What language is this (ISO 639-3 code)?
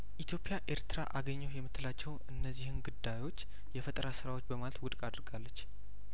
amh